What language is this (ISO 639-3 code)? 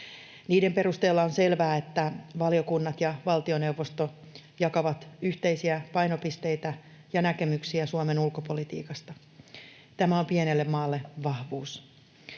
fin